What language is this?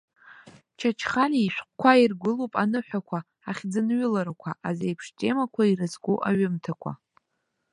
Abkhazian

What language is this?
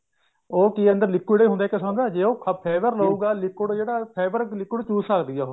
Punjabi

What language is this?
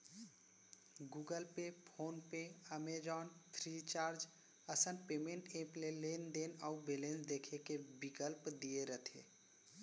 Chhattisgarhi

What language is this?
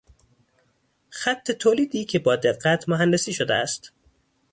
Persian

